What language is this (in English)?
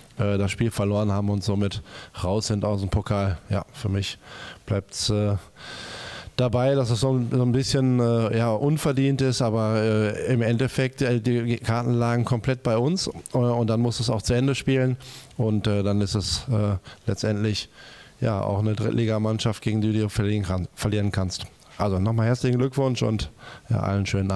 German